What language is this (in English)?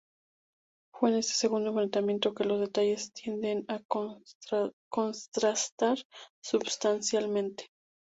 Spanish